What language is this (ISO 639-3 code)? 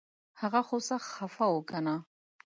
pus